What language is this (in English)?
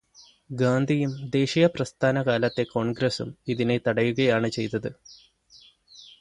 Malayalam